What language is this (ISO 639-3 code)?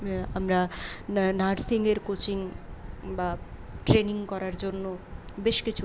ben